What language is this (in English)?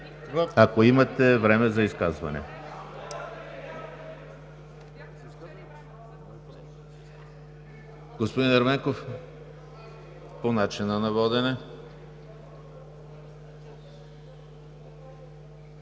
Bulgarian